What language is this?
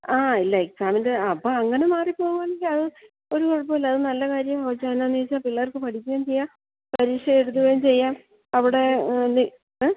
Malayalam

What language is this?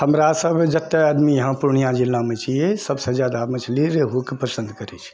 Maithili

